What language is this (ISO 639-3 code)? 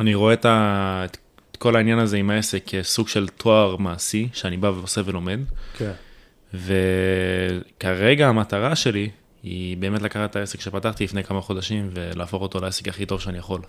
heb